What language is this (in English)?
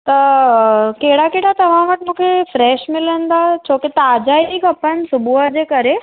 Sindhi